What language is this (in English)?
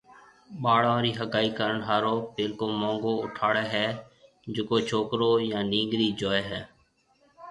Marwari (Pakistan)